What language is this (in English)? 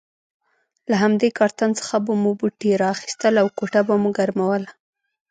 Pashto